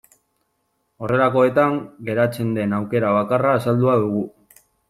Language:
Basque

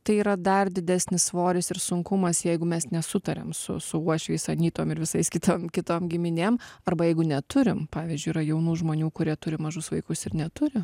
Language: Lithuanian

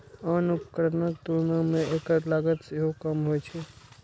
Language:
Maithili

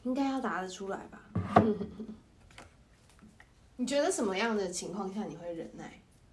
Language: Chinese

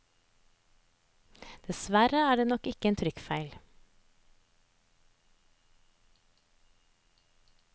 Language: Norwegian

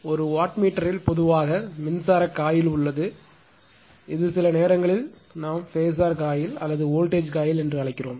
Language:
Tamil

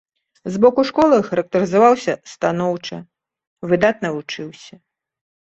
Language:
Belarusian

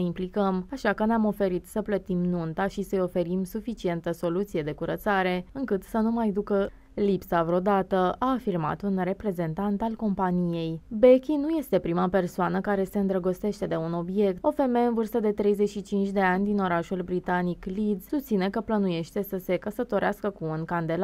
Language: Romanian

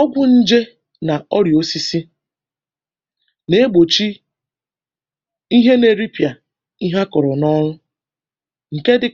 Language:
Igbo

